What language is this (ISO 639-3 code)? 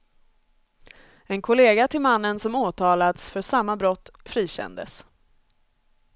swe